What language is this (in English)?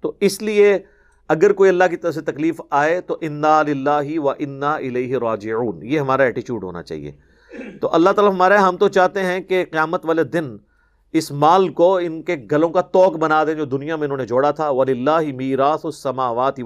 Urdu